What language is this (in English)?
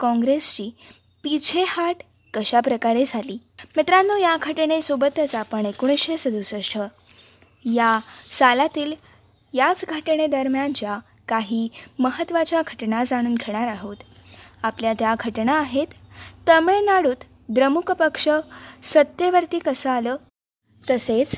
Marathi